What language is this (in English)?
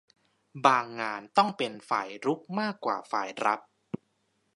Thai